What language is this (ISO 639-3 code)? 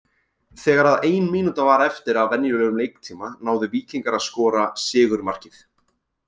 isl